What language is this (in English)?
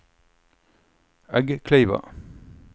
Norwegian